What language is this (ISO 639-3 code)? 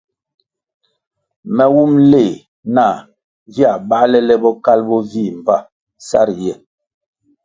nmg